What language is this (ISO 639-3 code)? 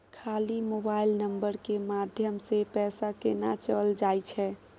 mai